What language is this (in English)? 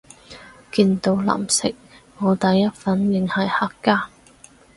Cantonese